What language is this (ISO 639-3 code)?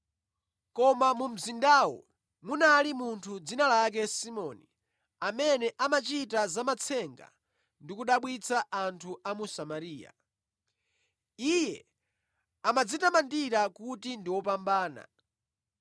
nya